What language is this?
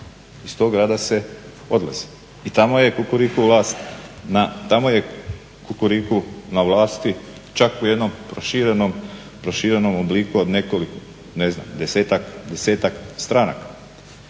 Croatian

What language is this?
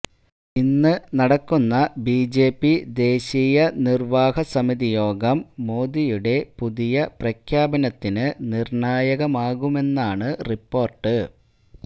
Malayalam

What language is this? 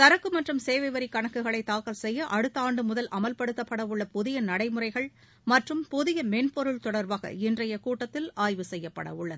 Tamil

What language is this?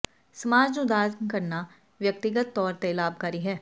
Punjabi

